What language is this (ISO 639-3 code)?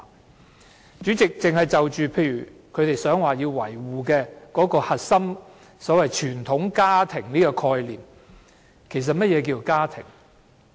yue